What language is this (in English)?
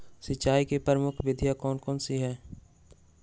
Magahi